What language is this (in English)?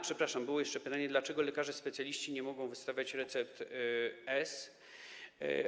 Polish